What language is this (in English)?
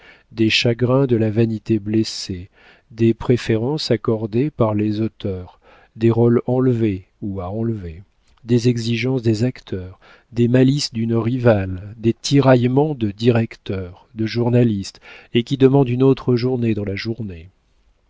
French